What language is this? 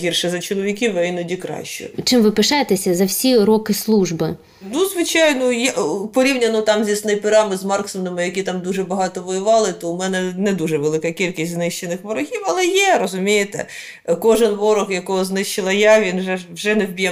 Ukrainian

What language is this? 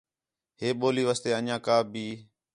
Khetrani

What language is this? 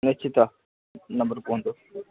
Odia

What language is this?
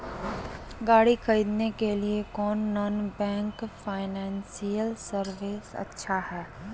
Magahi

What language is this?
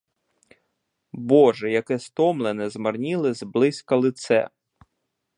Ukrainian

